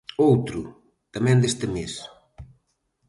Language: Galician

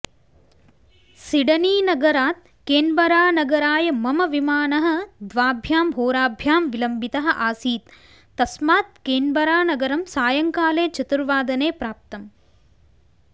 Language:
Sanskrit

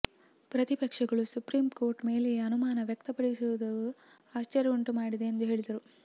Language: Kannada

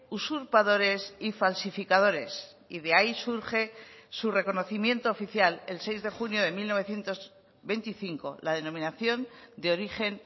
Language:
Spanish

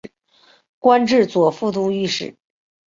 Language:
Chinese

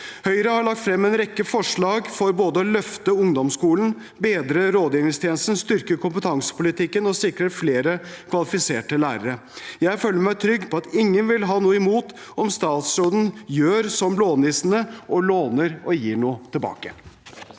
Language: Norwegian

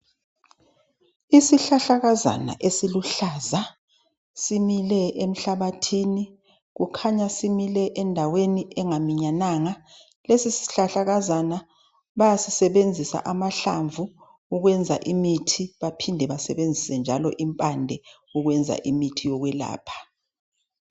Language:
North Ndebele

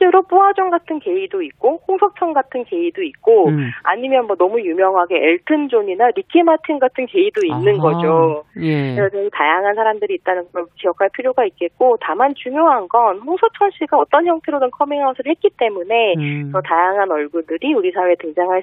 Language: Korean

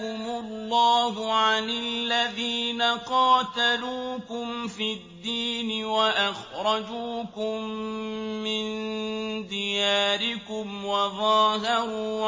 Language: Arabic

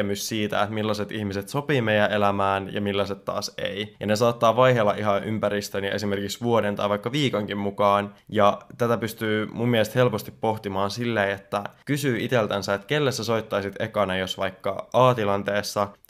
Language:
Finnish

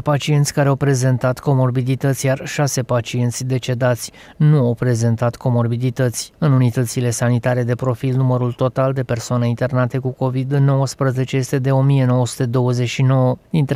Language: Romanian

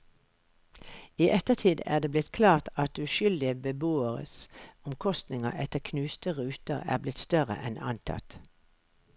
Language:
Norwegian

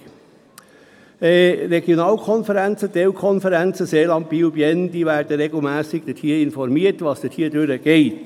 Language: Swiss German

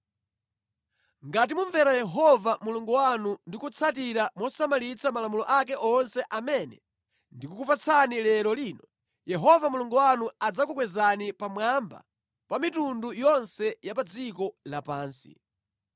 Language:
Nyanja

